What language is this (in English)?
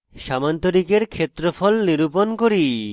Bangla